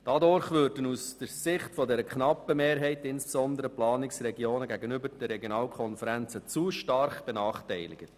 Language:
Swiss German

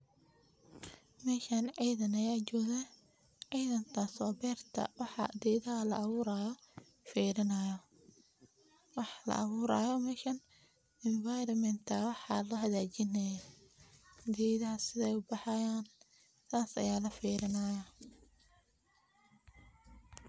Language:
Somali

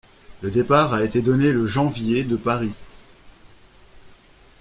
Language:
French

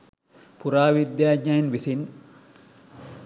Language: Sinhala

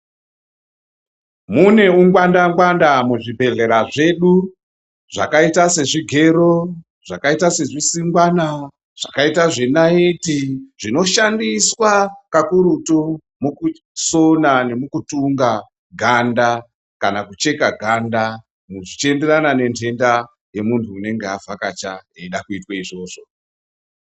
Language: Ndau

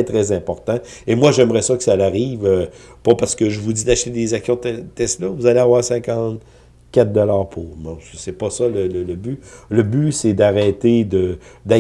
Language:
French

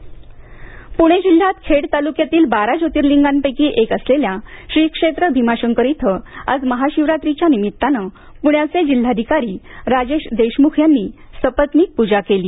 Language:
Marathi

